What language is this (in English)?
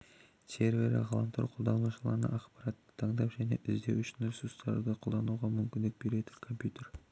Kazakh